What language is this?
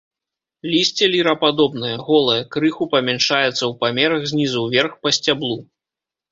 Belarusian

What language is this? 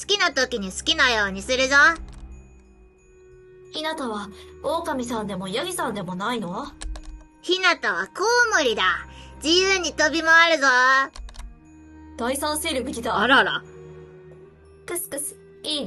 Japanese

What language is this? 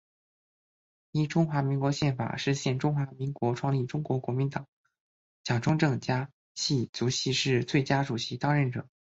Chinese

